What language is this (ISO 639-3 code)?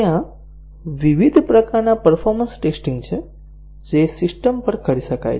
guj